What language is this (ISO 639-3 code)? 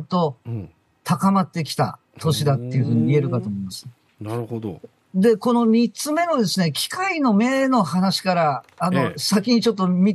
jpn